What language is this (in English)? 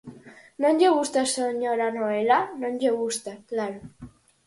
Galician